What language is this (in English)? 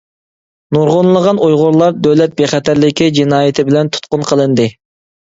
Uyghur